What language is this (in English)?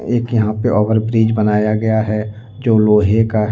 Hindi